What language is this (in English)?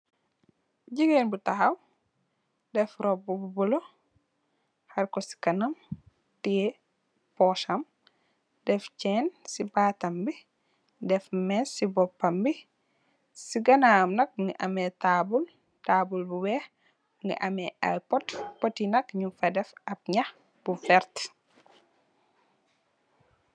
Wolof